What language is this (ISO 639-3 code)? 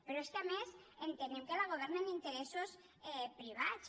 cat